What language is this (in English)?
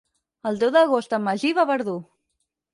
Catalan